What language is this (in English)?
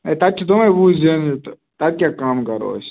Kashmiri